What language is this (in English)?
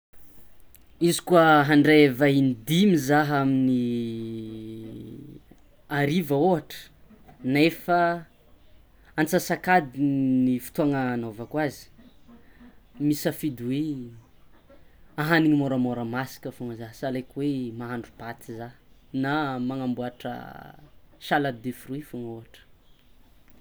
Tsimihety Malagasy